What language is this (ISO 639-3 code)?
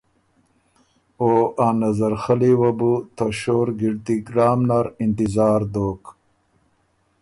oru